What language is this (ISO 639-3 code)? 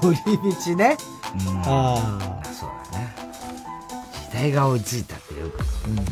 jpn